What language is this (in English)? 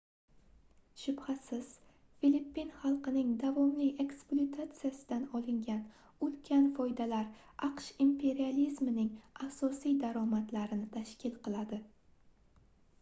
Uzbek